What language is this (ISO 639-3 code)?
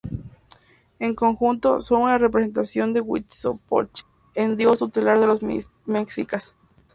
spa